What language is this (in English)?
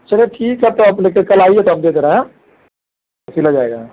Hindi